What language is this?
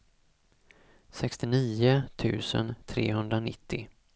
Swedish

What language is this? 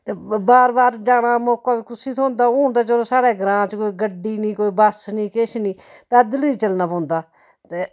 Dogri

